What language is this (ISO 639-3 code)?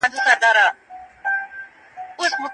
pus